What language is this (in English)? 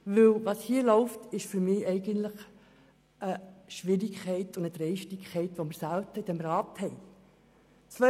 Swiss German